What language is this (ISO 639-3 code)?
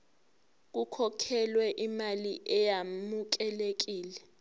zul